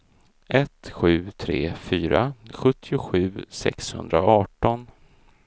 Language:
Swedish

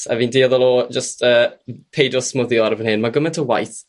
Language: Welsh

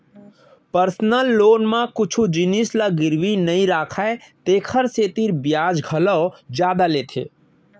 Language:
Chhattisgarhi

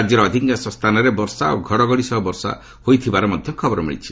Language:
Odia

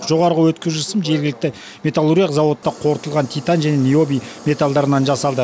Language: Kazakh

